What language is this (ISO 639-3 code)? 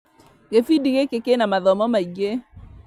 kik